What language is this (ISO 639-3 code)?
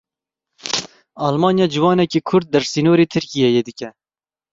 kur